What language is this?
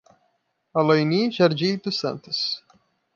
Portuguese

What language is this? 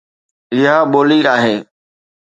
Sindhi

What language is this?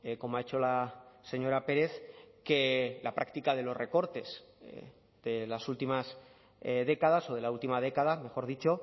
Spanish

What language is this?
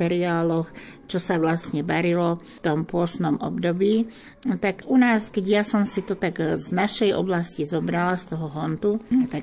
Slovak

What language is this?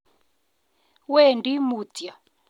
Kalenjin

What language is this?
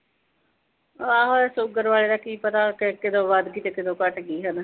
Punjabi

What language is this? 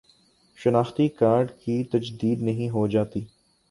Urdu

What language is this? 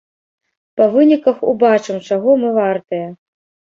Belarusian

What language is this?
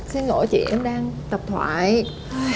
Vietnamese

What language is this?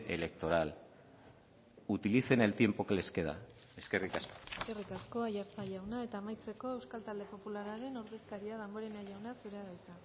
Basque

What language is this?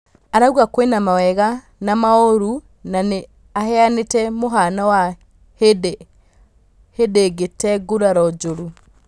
Kikuyu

